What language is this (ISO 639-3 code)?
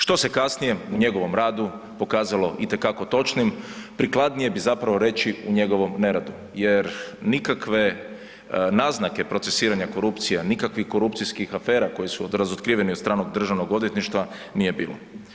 hrv